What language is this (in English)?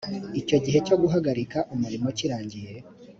Kinyarwanda